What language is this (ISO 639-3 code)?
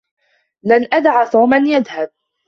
ara